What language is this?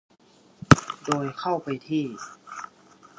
Thai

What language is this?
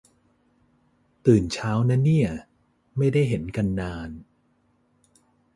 Thai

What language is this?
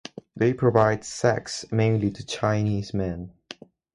English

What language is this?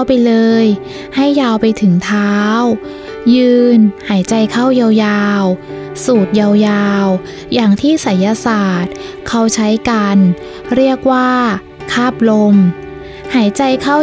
Thai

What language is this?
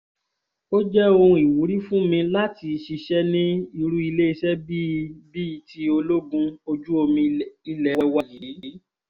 Yoruba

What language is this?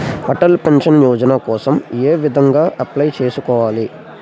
Telugu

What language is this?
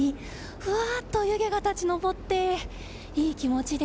Japanese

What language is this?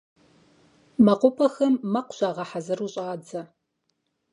Kabardian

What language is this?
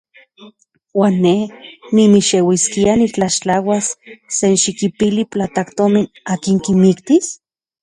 Central Puebla Nahuatl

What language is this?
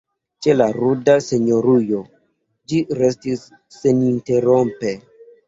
Esperanto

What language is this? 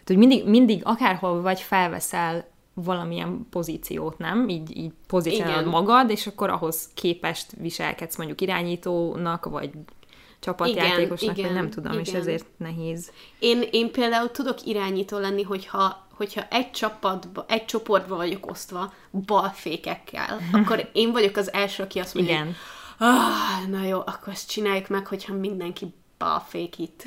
Hungarian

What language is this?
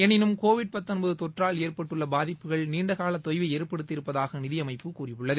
Tamil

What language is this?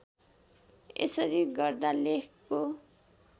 Nepali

